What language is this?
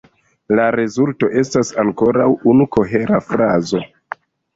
Esperanto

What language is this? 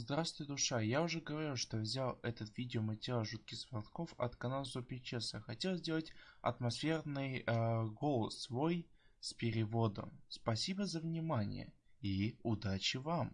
Russian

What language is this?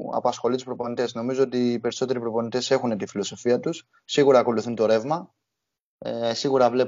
Greek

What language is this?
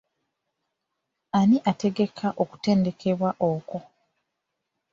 Ganda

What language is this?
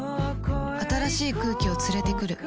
Japanese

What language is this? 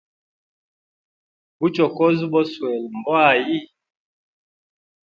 Hemba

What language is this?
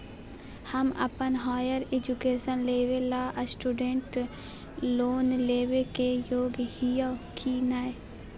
Magahi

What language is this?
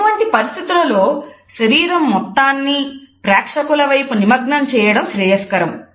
Telugu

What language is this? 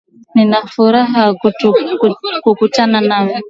Swahili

